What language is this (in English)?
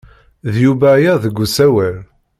Kabyle